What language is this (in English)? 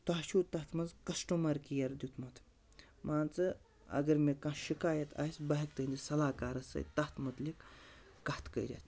Kashmiri